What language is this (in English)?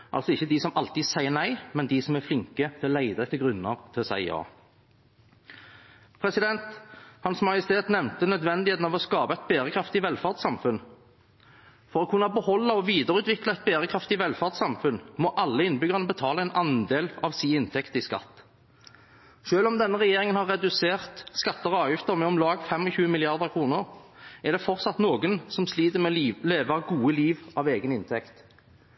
Norwegian Bokmål